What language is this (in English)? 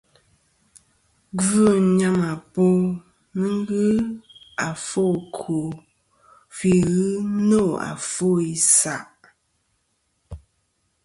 Kom